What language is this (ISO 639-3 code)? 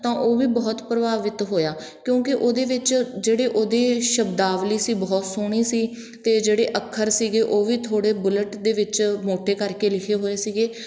pan